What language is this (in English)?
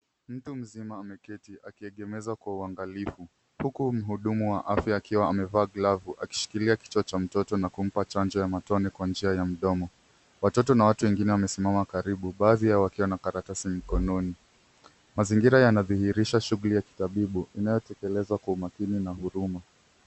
Swahili